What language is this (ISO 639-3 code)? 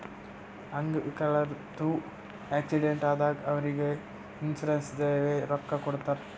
kan